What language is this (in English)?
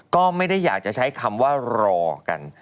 Thai